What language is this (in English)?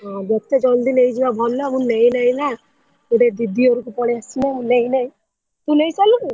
Odia